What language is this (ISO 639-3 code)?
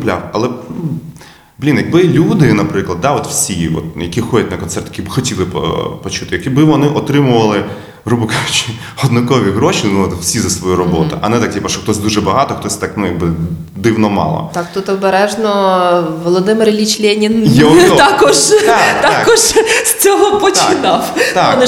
ukr